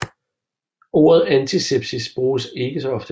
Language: Danish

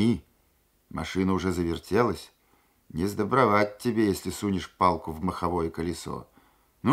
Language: Russian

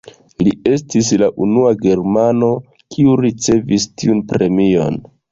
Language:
Esperanto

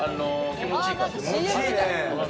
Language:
Japanese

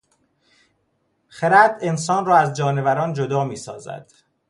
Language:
Persian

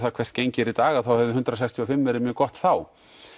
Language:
Icelandic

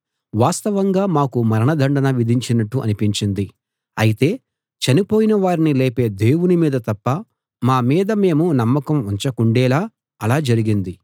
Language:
Telugu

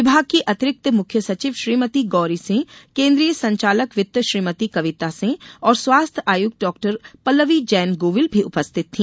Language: Hindi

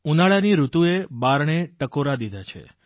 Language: Gujarati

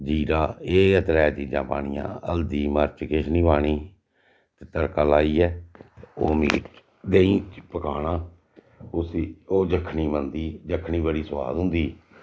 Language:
Dogri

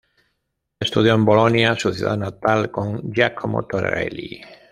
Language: Spanish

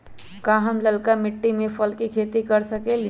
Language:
Magahi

